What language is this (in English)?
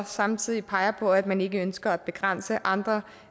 Danish